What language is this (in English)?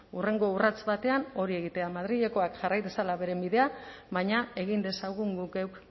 Basque